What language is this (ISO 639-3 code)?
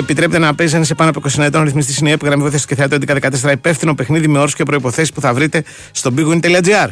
ell